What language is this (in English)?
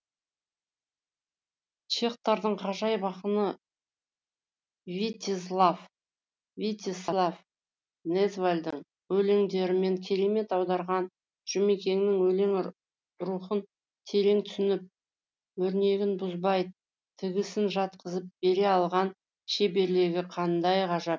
Kazakh